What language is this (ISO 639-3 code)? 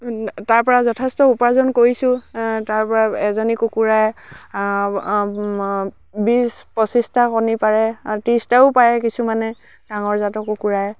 asm